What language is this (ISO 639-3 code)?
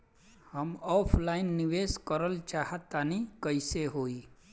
bho